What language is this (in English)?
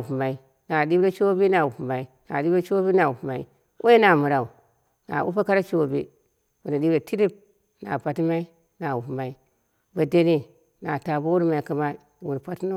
Dera (Nigeria)